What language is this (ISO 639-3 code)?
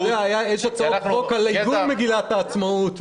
heb